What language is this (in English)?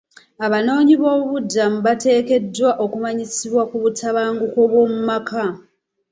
Ganda